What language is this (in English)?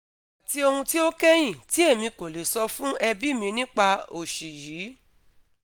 Yoruba